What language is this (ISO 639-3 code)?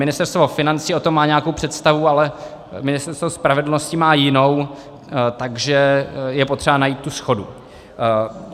ces